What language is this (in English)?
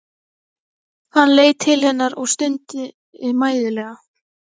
Icelandic